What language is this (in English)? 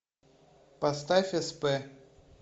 Russian